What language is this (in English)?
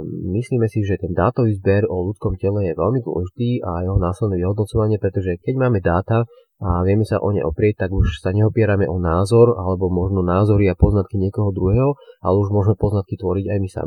Slovak